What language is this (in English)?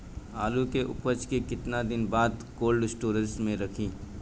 Bhojpuri